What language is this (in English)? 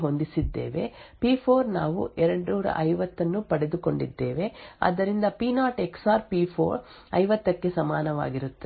Kannada